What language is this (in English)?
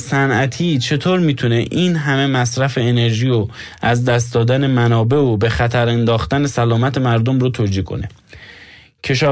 Persian